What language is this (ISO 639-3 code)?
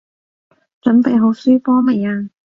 yue